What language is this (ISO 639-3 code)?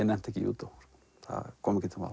isl